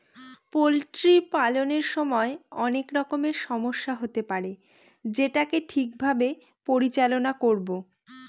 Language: Bangla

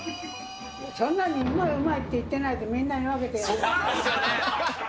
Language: Japanese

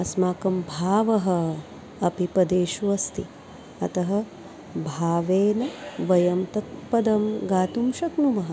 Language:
Sanskrit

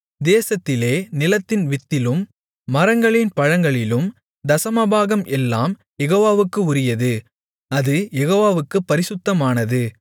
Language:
Tamil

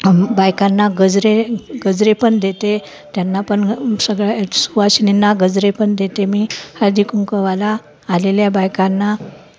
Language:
Marathi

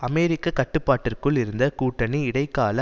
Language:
Tamil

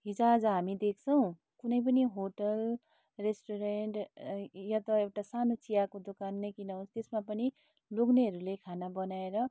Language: Nepali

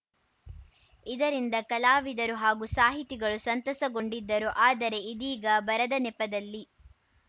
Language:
Kannada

